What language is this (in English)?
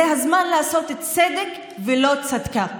Hebrew